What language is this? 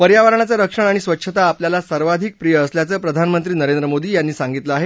Marathi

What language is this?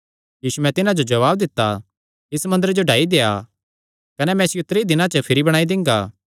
Kangri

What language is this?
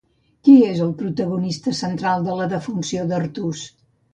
Catalan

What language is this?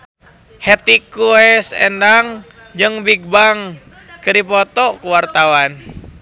Sundanese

